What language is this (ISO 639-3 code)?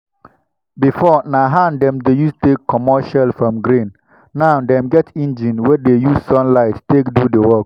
pcm